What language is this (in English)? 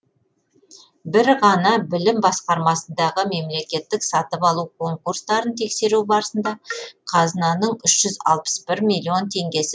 Kazakh